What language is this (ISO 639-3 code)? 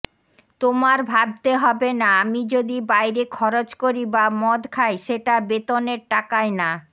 ben